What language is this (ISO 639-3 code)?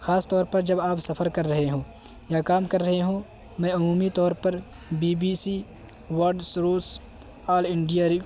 urd